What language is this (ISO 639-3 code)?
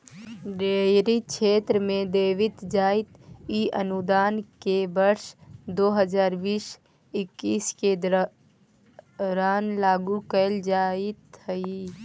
mag